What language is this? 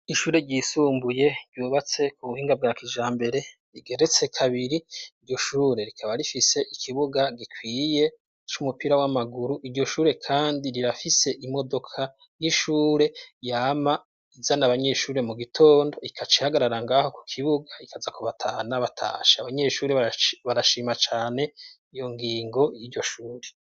Rundi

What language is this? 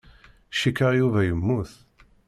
Kabyle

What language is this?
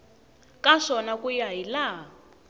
Tsonga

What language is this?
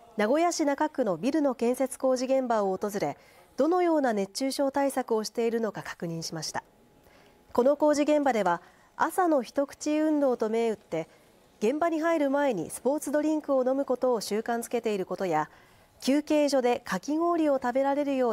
Japanese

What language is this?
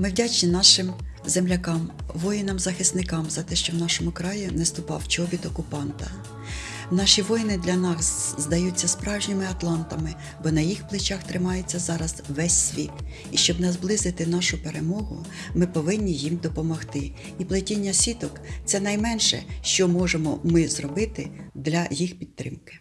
Ukrainian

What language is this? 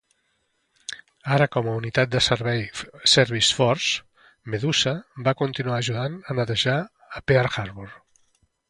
Catalan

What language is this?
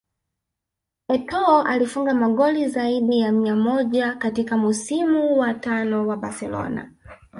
Swahili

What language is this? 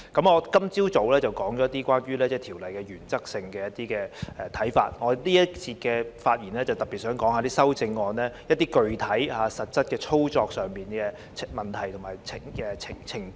Cantonese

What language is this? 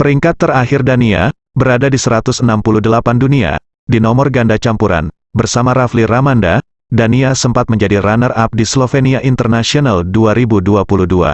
Indonesian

